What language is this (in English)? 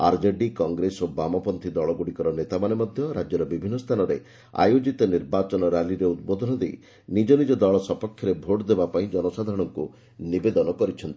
Odia